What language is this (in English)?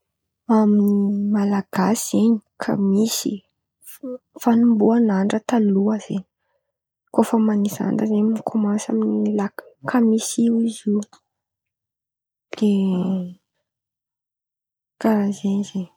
Antankarana Malagasy